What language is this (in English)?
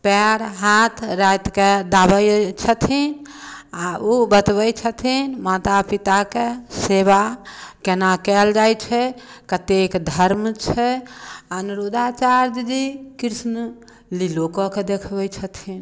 Maithili